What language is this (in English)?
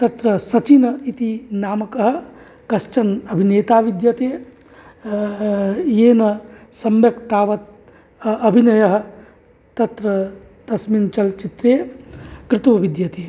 Sanskrit